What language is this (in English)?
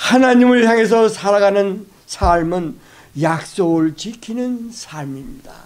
Korean